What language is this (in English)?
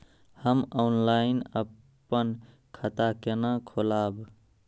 Maithili